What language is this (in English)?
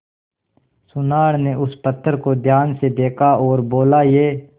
Hindi